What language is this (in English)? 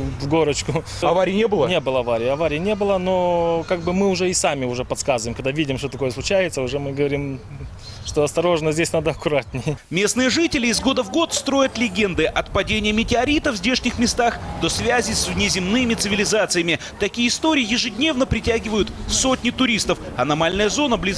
Russian